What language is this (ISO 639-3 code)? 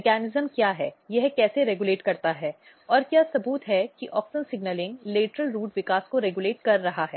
hin